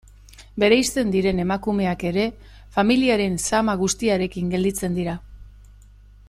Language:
Basque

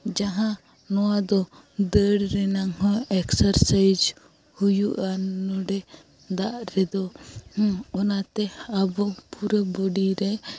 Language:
Santali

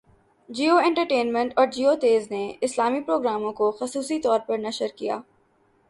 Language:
Urdu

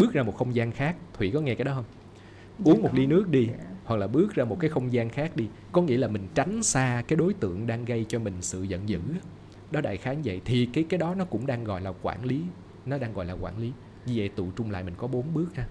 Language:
Vietnamese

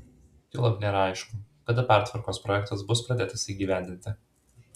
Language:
Lithuanian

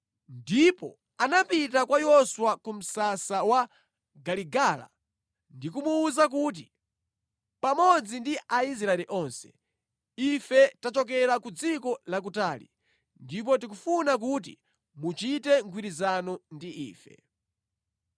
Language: Nyanja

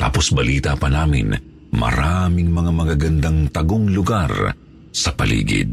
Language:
Filipino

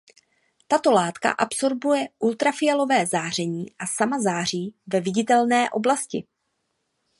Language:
Czech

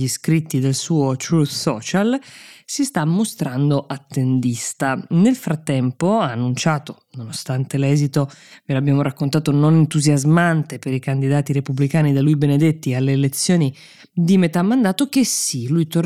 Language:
Italian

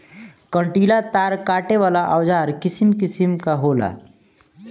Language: Bhojpuri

